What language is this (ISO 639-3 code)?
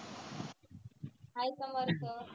mar